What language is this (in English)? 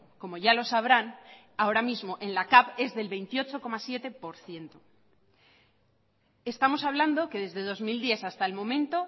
Spanish